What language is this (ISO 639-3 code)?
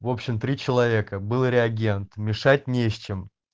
rus